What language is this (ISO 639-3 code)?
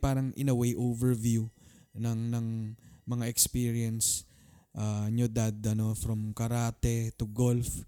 fil